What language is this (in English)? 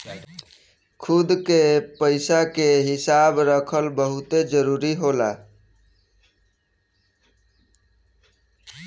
Bhojpuri